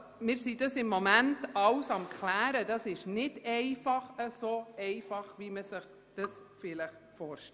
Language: Swiss German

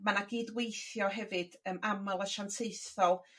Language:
Welsh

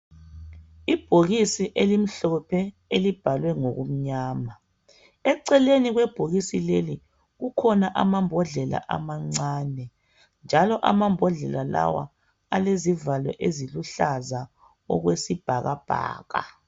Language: North Ndebele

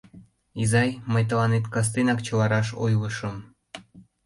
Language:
Mari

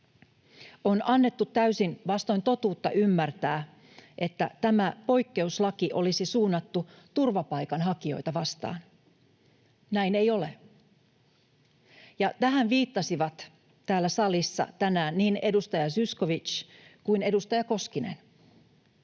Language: Finnish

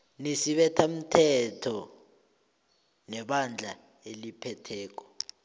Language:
South Ndebele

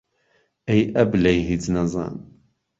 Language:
Central Kurdish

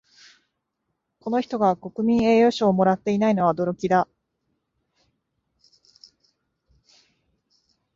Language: Japanese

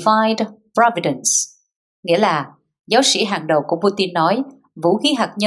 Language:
Vietnamese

